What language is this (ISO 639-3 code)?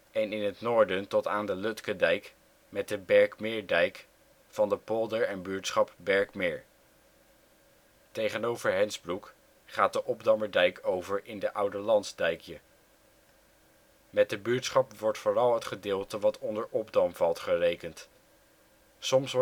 nld